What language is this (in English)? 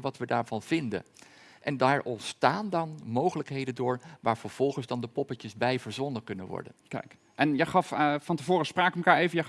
Dutch